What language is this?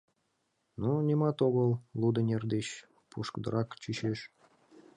Mari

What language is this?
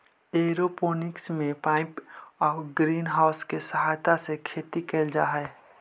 Magahi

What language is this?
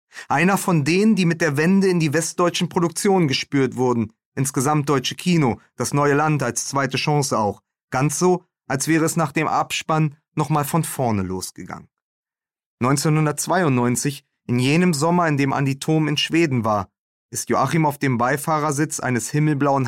German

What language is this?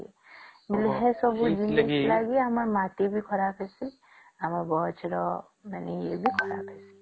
Odia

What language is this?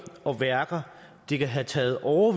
Danish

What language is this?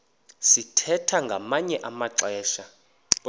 Xhosa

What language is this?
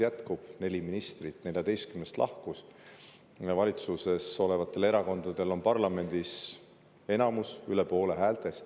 Estonian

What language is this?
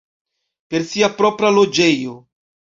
Esperanto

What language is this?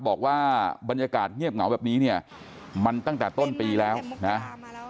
Thai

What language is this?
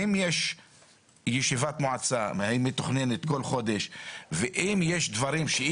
Hebrew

